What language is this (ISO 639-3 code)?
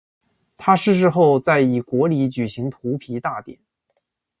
zho